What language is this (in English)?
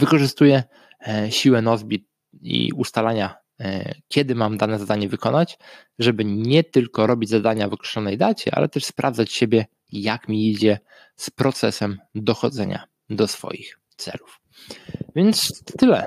Polish